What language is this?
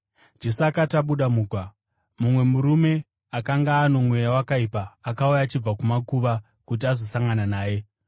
Shona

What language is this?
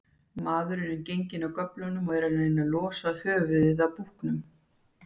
Icelandic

